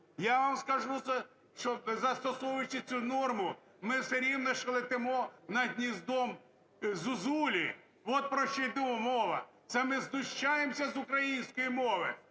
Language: Ukrainian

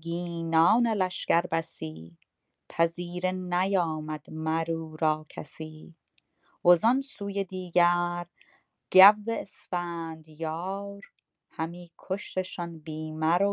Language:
Persian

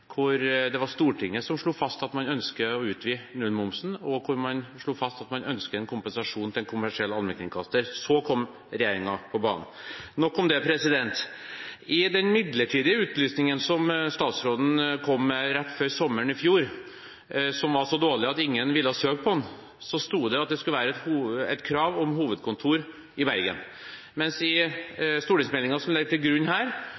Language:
Norwegian Bokmål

